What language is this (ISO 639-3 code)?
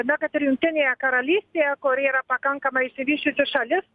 lit